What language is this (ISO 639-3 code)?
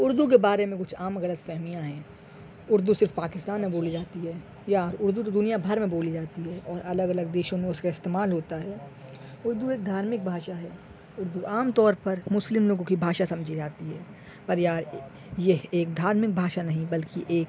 urd